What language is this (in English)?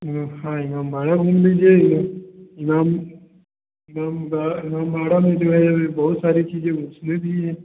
Hindi